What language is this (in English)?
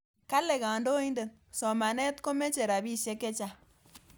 Kalenjin